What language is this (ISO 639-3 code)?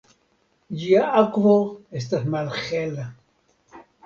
epo